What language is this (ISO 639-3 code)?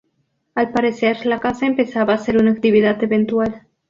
spa